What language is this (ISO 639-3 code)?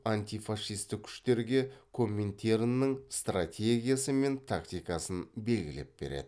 kaz